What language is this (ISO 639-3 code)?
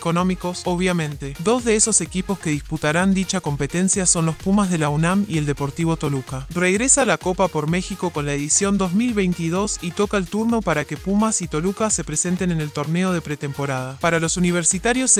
spa